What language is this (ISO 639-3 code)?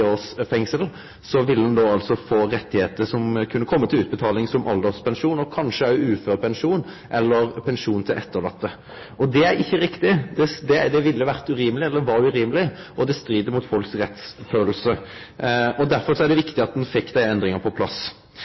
nno